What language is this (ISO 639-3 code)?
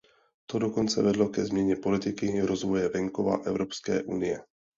ces